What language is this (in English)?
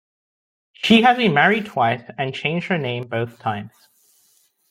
English